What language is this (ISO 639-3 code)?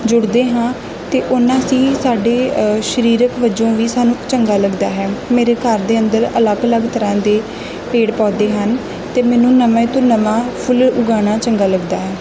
pan